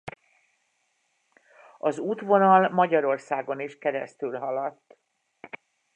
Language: Hungarian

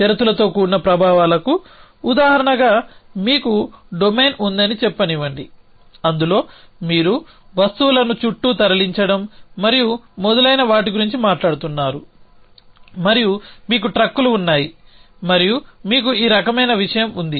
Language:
Telugu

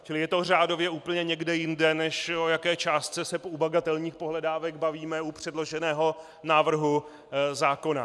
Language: Czech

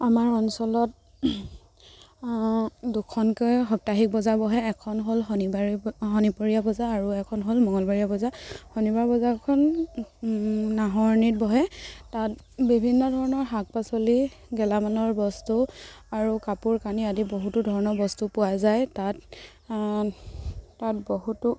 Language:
Assamese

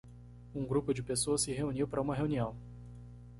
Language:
Portuguese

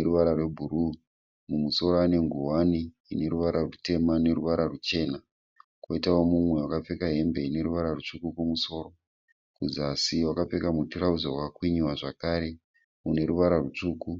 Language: Shona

